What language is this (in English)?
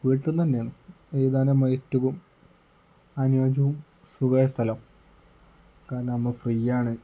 Malayalam